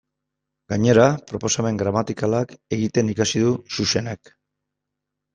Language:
Basque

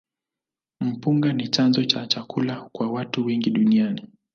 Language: Swahili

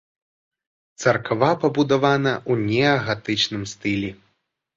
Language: Belarusian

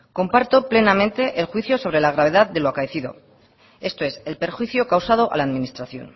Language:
Spanish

